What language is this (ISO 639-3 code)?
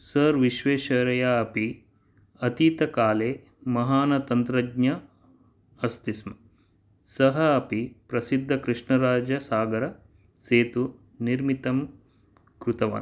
san